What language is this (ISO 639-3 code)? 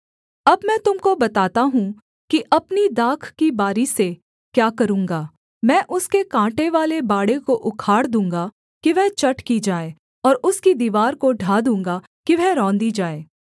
hin